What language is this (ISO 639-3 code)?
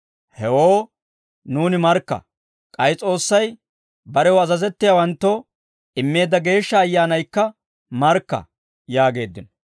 dwr